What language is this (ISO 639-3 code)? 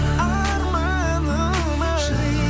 kaz